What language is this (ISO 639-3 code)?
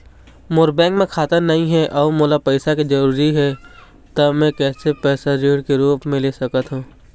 hne